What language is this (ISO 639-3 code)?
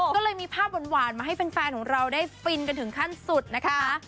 tha